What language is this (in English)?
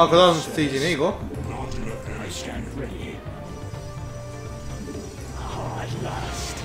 Korean